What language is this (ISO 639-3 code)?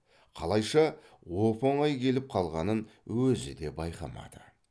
kaz